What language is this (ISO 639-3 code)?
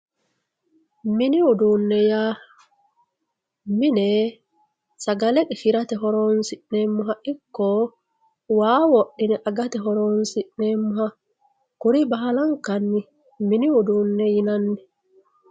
sid